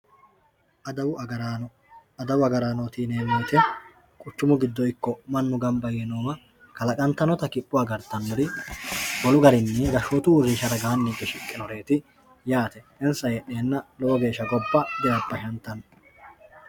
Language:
Sidamo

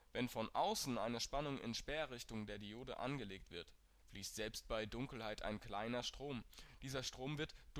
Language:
German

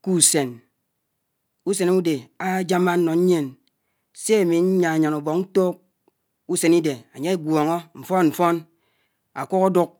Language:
Anaang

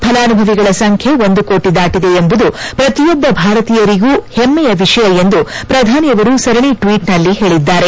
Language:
Kannada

